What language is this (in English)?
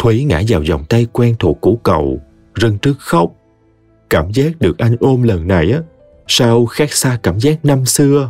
Vietnamese